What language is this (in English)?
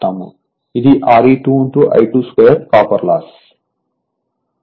Telugu